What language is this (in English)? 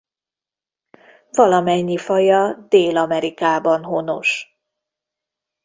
Hungarian